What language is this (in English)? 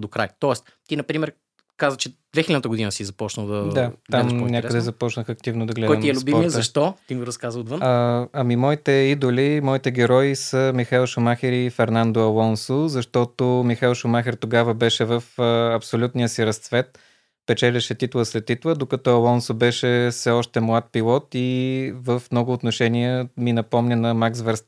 Bulgarian